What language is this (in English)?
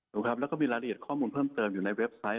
Thai